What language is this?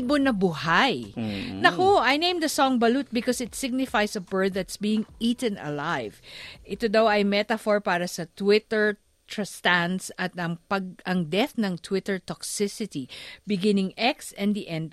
Filipino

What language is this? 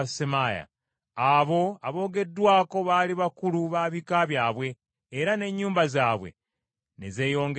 Ganda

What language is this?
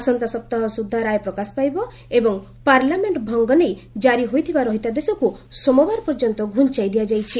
Odia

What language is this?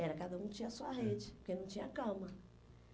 Portuguese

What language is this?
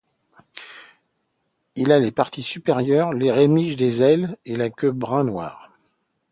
French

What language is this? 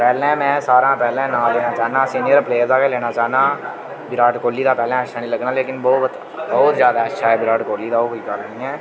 Dogri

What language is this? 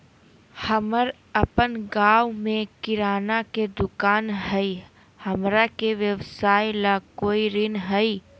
Magahi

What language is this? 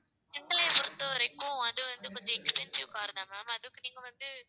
Tamil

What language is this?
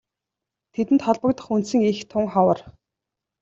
Mongolian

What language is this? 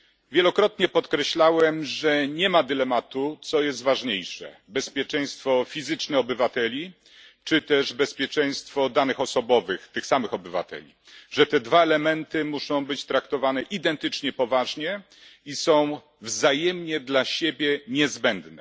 Polish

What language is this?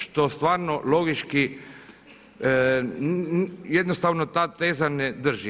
Croatian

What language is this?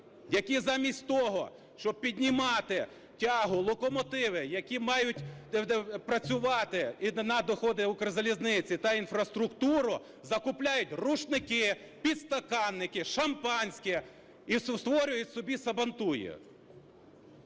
Ukrainian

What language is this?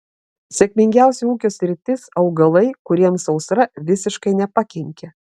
Lithuanian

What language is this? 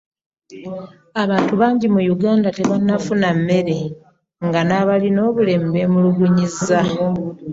Ganda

